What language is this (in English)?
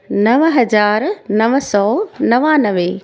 Sindhi